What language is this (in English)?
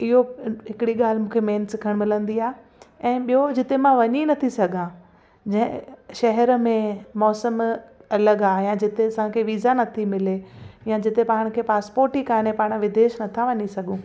Sindhi